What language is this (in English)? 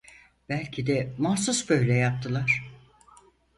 Turkish